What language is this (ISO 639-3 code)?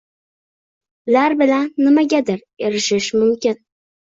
uzb